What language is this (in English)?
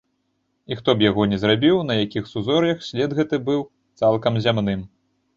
Belarusian